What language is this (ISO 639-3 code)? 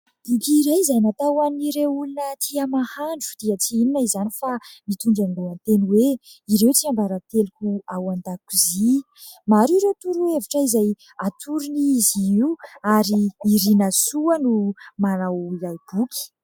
mlg